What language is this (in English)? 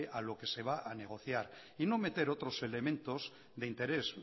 Spanish